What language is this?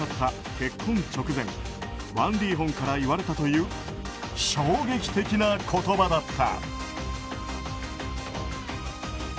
Japanese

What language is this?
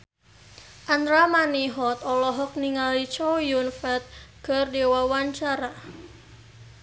Sundanese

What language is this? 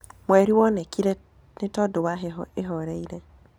Kikuyu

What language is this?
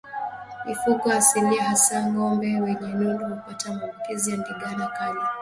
Swahili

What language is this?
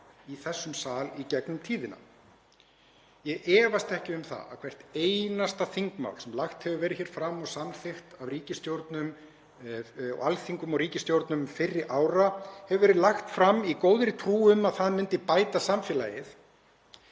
Icelandic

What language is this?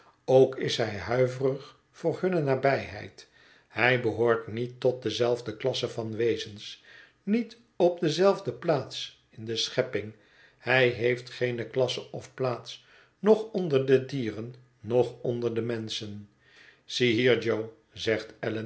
Dutch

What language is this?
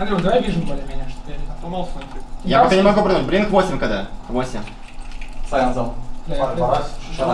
Russian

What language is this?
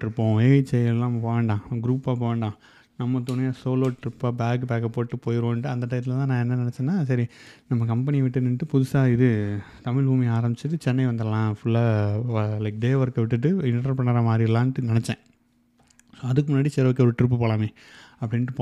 Tamil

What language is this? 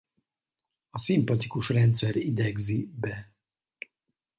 Hungarian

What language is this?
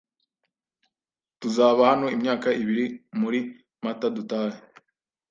Kinyarwanda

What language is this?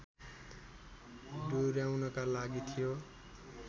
Nepali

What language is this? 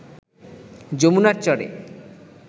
Bangla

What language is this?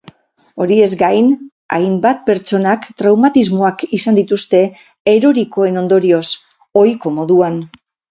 Basque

